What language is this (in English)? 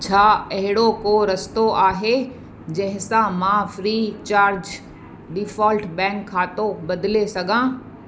Sindhi